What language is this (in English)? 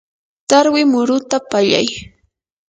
Yanahuanca Pasco Quechua